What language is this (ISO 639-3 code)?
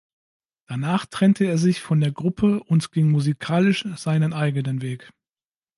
deu